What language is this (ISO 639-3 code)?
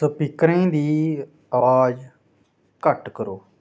doi